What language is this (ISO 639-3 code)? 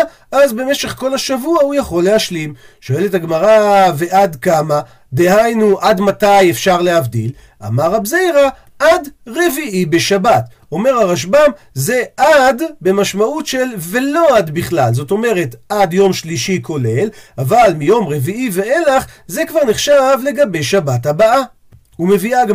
heb